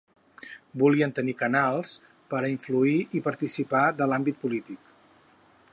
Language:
Catalan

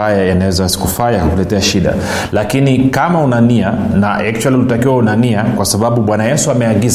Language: Swahili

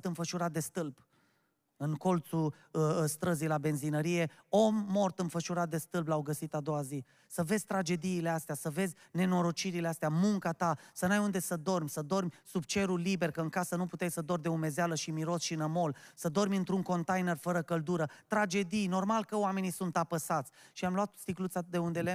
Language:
Romanian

